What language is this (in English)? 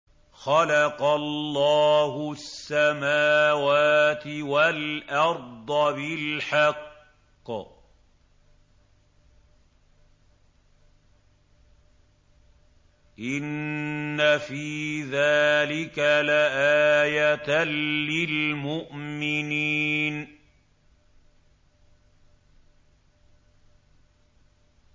Arabic